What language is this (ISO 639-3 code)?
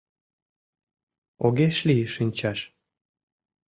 chm